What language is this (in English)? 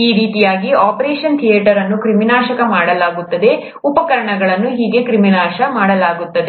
Kannada